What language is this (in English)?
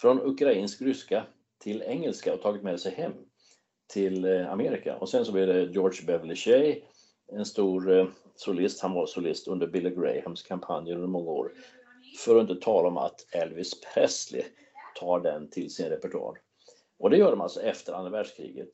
Swedish